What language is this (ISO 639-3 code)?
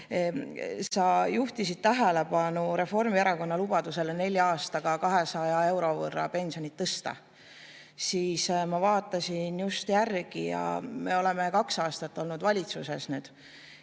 est